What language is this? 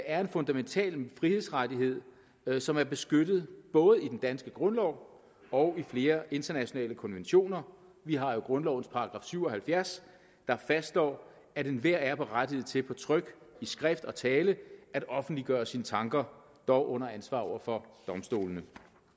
Danish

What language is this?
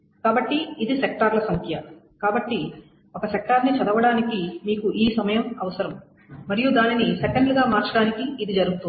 Telugu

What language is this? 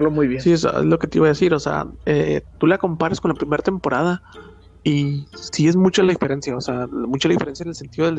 Spanish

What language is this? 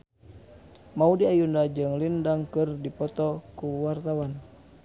Sundanese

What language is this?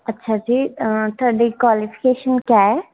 Punjabi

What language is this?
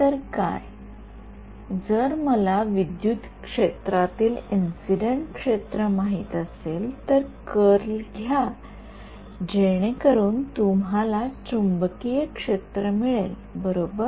Marathi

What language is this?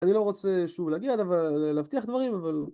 Hebrew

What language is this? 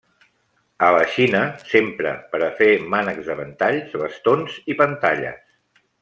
Catalan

